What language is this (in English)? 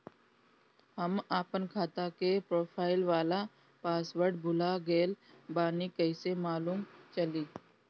Bhojpuri